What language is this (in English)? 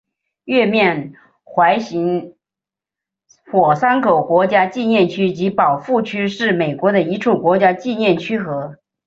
Chinese